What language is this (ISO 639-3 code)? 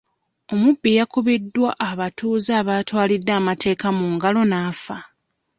lug